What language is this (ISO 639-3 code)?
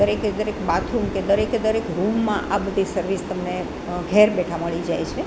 guj